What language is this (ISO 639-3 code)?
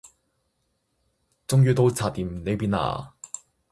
yue